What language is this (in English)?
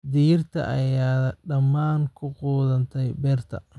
Somali